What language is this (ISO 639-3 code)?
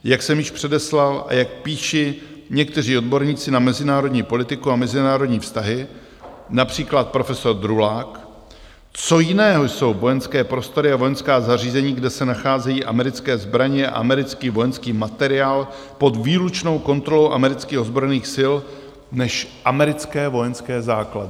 ces